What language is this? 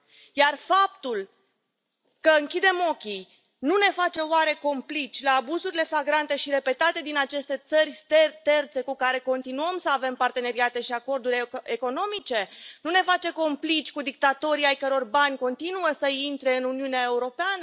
Romanian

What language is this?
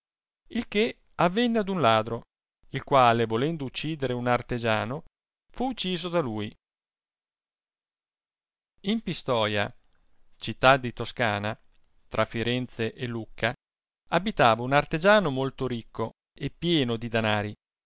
Italian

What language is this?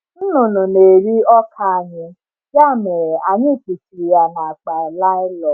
Igbo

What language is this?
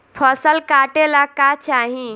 Bhojpuri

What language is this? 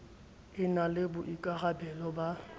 Southern Sotho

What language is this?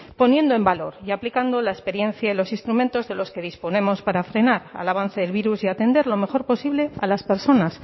Spanish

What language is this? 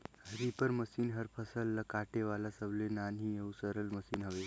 Chhattisgarhi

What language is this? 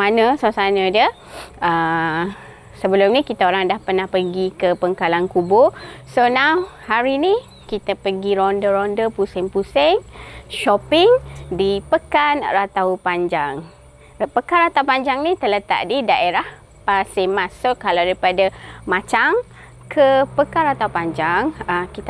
Malay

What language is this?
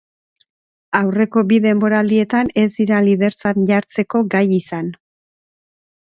Basque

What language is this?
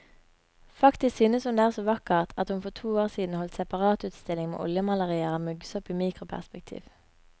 Norwegian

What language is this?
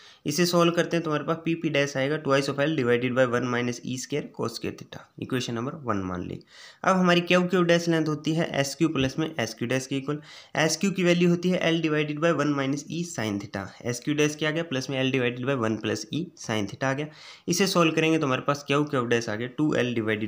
Hindi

